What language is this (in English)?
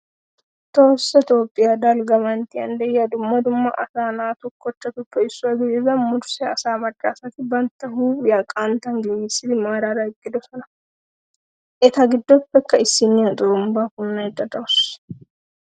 Wolaytta